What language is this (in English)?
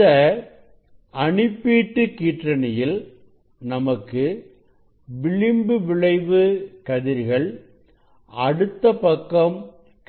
Tamil